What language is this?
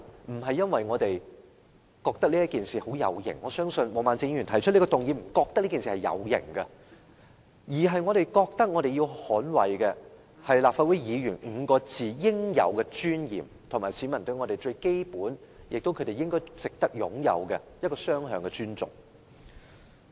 Cantonese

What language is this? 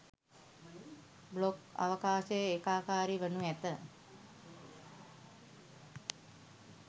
Sinhala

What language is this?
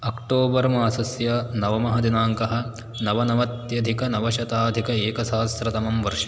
Sanskrit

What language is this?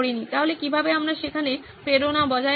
Bangla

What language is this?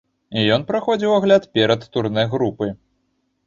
Belarusian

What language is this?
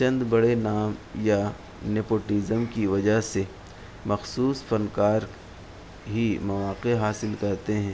Urdu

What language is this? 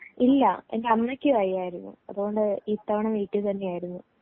Malayalam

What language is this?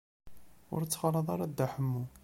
Kabyle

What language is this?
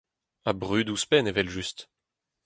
Breton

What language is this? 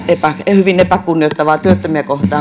Finnish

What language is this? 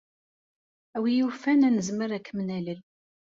Kabyle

